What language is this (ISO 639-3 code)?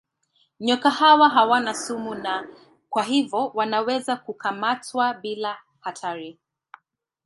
swa